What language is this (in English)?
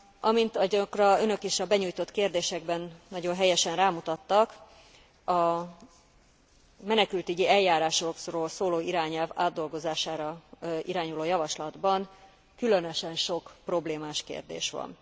Hungarian